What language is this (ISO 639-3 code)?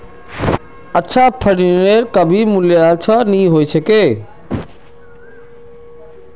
mag